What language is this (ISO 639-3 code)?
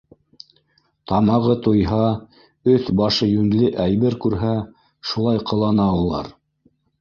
bak